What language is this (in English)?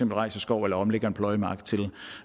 Danish